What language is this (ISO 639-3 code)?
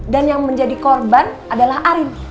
ind